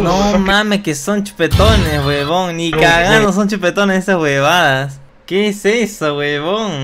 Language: Spanish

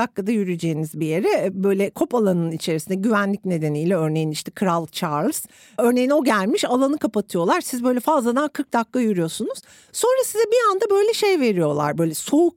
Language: Turkish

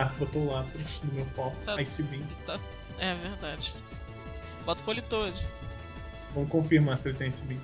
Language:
Portuguese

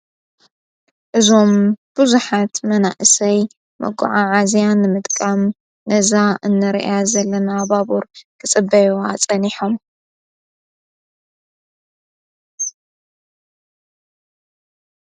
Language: Tigrinya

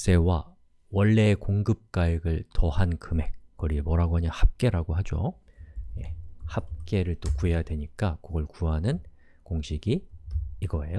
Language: Korean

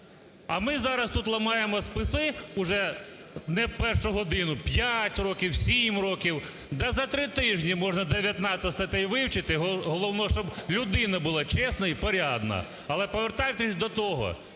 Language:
Ukrainian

